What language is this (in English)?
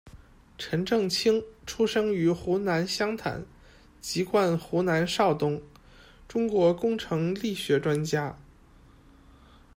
Chinese